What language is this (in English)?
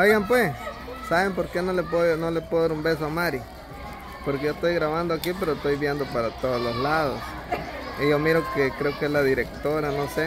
Spanish